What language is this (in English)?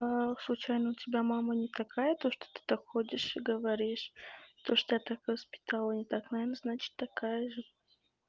Russian